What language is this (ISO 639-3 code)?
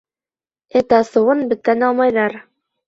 bak